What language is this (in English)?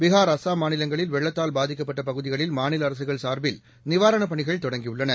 Tamil